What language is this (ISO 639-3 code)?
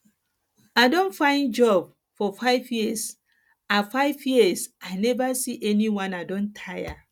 pcm